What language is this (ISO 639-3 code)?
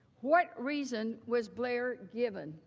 eng